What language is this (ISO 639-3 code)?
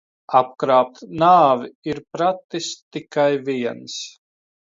lav